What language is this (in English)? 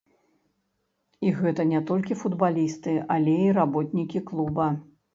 Belarusian